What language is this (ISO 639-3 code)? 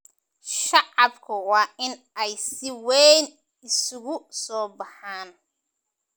som